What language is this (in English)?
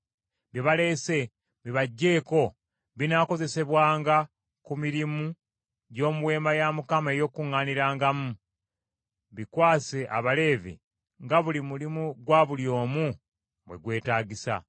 Ganda